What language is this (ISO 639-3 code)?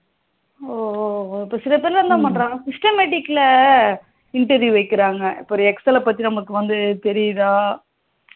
tam